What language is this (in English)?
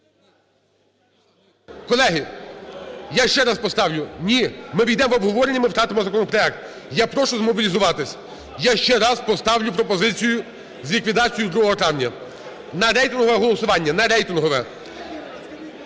Ukrainian